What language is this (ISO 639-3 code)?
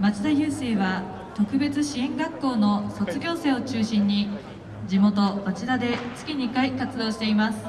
jpn